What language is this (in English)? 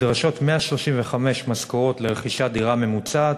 Hebrew